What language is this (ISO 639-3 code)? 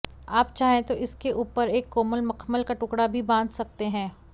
hin